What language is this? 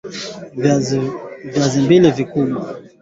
Swahili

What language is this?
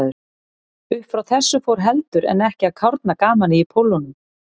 Icelandic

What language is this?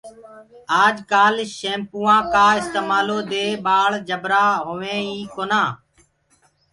Gurgula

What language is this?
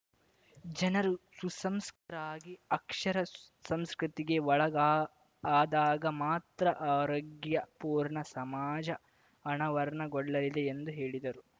Kannada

